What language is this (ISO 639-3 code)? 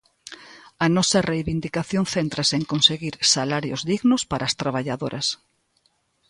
glg